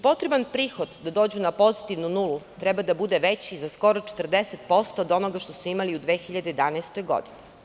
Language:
Serbian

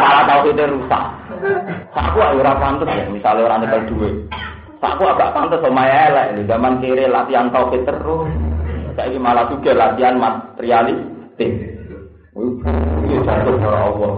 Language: Indonesian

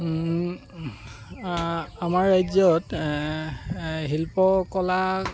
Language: Assamese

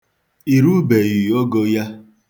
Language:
Igbo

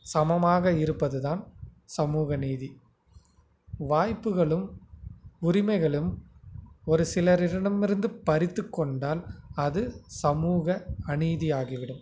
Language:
Tamil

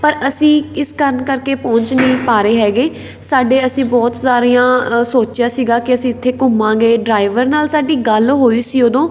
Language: Punjabi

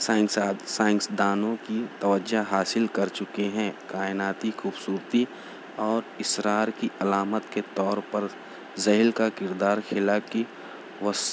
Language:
Urdu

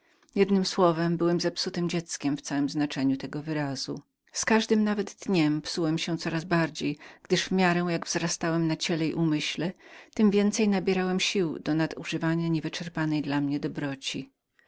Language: Polish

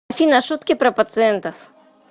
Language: Russian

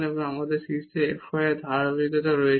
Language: Bangla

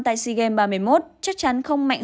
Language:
Vietnamese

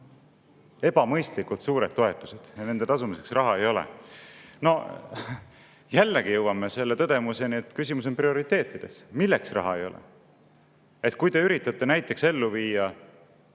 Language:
Estonian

